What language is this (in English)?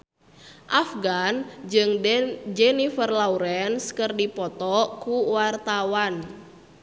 Sundanese